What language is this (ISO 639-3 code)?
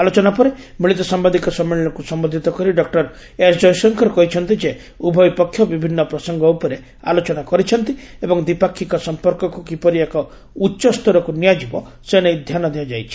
ori